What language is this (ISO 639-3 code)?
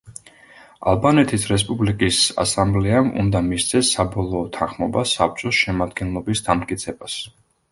kat